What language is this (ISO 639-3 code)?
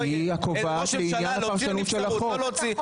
heb